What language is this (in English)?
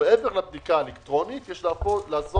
Hebrew